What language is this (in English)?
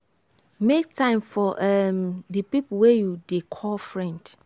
Nigerian Pidgin